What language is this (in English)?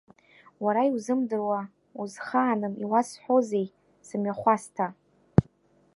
Abkhazian